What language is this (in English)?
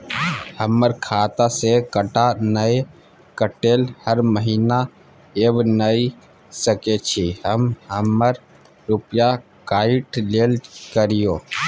Maithili